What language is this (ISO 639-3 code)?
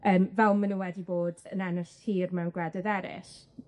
cym